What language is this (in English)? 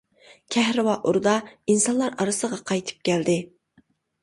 Uyghur